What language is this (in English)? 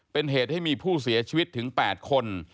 Thai